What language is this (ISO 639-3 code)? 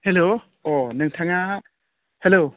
brx